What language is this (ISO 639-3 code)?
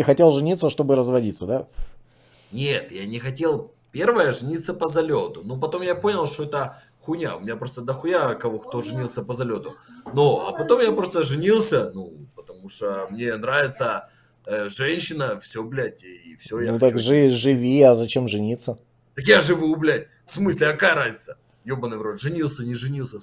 rus